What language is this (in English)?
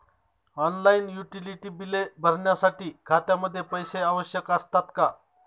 Marathi